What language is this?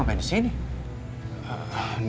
Indonesian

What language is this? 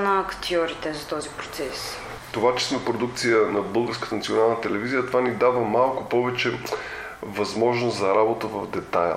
Bulgarian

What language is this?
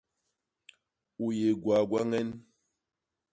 Basaa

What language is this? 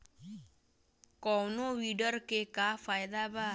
Bhojpuri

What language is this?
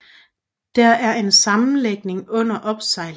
Danish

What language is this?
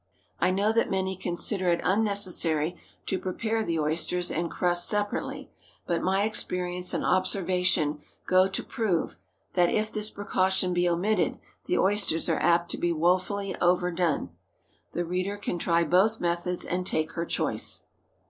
English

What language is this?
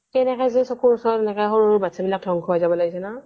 Assamese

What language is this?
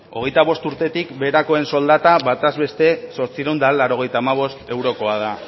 Basque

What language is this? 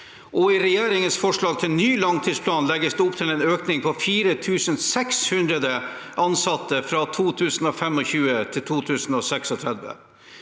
Norwegian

